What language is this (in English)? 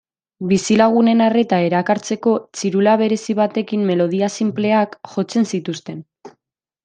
Basque